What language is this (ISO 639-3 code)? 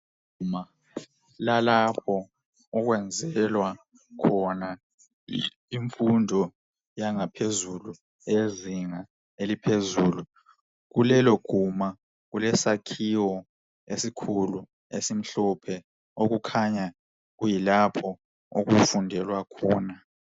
nde